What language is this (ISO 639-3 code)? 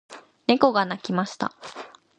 jpn